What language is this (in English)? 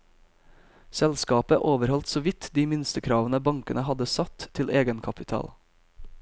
Norwegian